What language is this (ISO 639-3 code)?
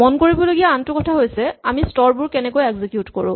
asm